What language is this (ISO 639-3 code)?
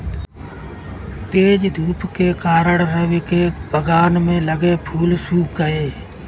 hin